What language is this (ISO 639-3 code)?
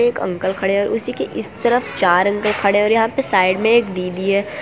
hin